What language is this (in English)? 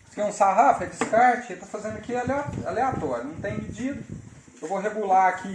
Portuguese